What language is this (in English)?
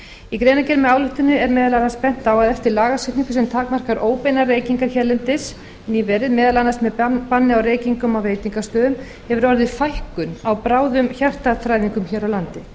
Icelandic